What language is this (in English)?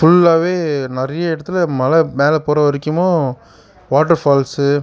Tamil